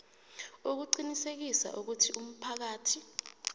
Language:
South Ndebele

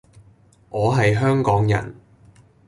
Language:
Cantonese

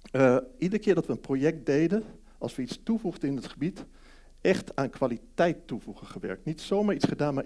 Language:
Dutch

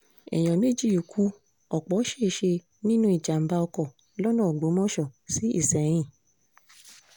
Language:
Yoruba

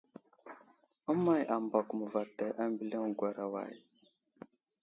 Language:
Wuzlam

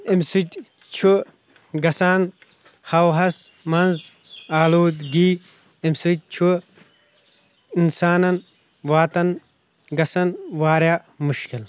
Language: Kashmiri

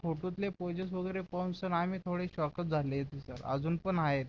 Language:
Marathi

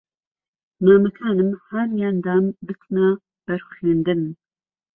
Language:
Central Kurdish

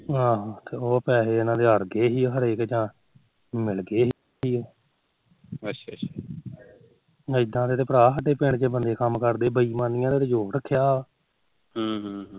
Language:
Punjabi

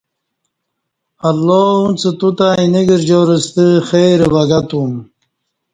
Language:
Kati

